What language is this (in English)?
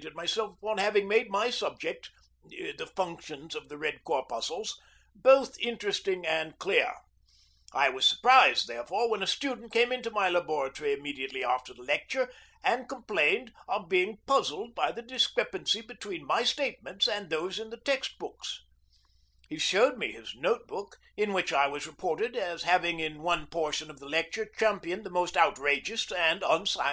English